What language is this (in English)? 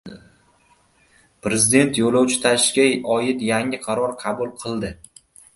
Uzbek